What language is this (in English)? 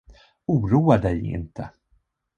Swedish